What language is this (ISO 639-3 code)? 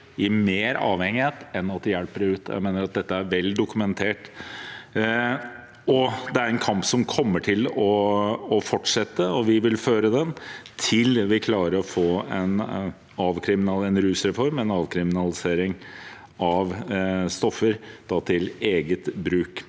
nor